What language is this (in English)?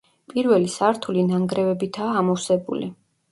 Georgian